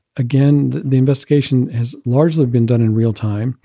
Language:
English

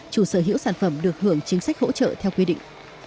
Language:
Vietnamese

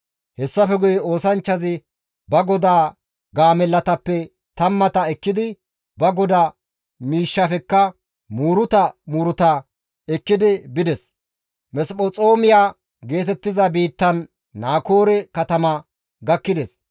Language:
Gamo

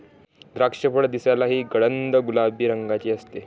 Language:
Marathi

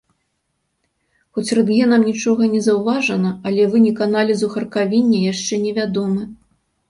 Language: Belarusian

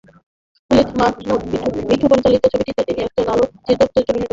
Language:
Bangla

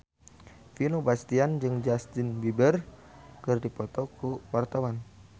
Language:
Sundanese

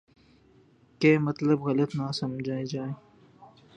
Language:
Urdu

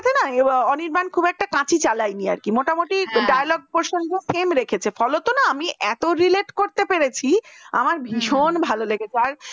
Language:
Bangla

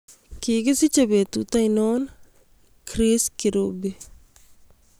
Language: Kalenjin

